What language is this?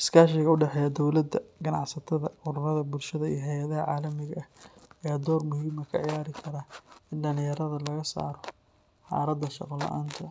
Somali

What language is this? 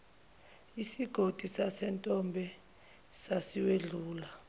Zulu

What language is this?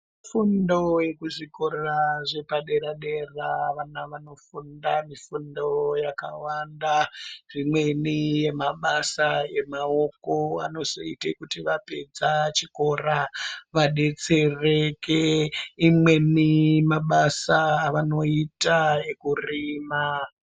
Ndau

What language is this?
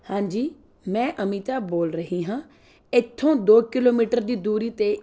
Punjabi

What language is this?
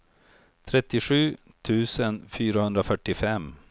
Swedish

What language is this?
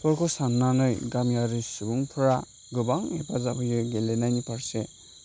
Bodo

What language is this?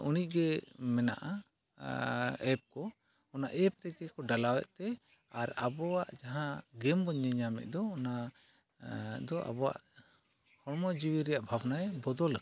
Santali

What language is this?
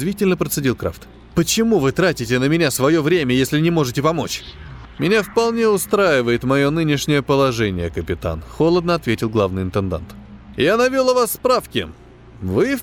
Russian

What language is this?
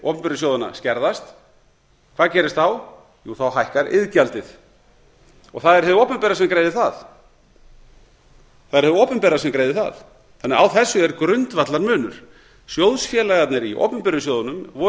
Icelandic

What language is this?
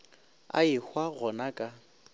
Northern Sotho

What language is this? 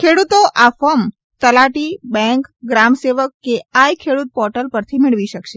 Gujarati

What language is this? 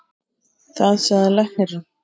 Icelandic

